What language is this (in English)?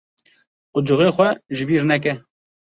Kurdish